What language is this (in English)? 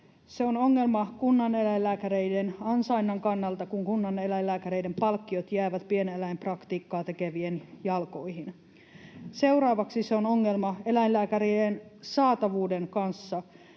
Finnish